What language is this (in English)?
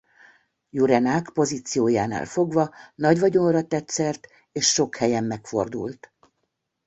Hungarian